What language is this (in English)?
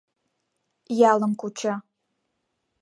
Mari